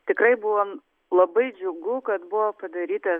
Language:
Lithuanian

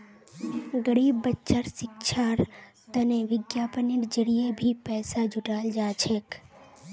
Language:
Magahi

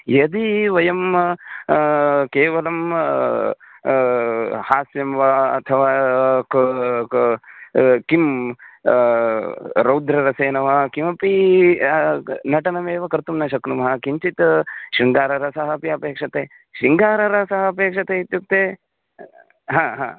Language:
Sanskrit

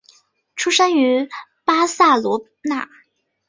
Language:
Chinese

